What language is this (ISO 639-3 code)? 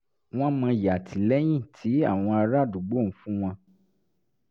yor